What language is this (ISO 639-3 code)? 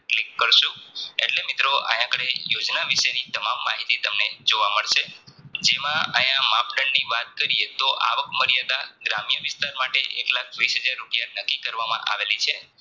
guj